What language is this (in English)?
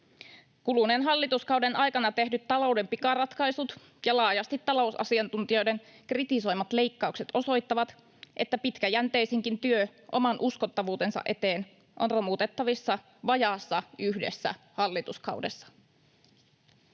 Finnish